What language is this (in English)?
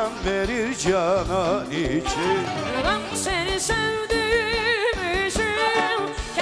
Arabic